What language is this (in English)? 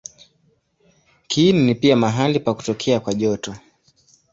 Swahili